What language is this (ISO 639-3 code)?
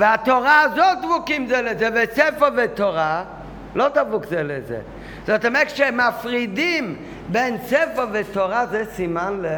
heb